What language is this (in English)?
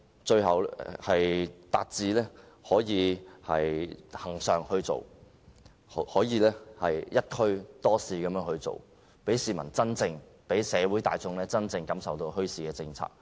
Cantonese